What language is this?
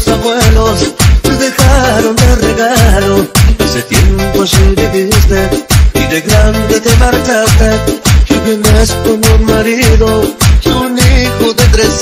Romanian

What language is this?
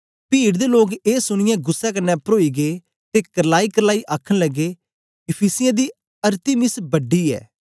Dogri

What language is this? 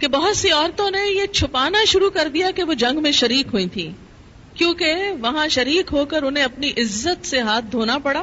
Urdu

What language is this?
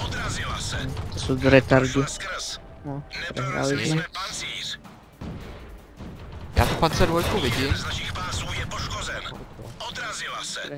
Czech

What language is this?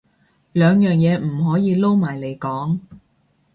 Cantonese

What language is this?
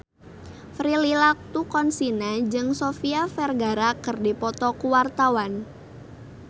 Sundanese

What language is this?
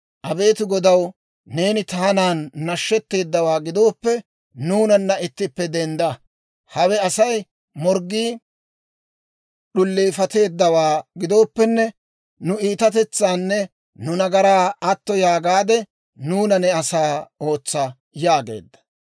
Dawro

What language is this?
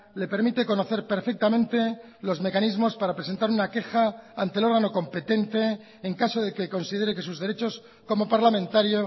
Spanish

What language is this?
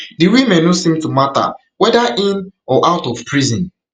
Nigerian Pidgin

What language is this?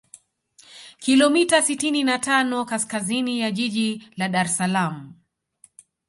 Swahili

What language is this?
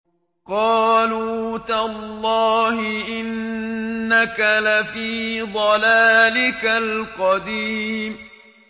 Arabic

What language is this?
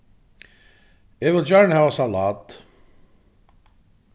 Faroese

